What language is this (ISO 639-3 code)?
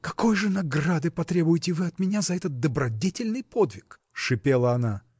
rus